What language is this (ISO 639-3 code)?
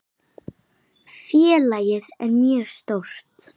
isl